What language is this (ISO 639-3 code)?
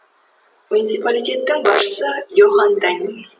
kaz